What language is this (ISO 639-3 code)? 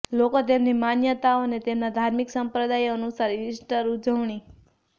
guj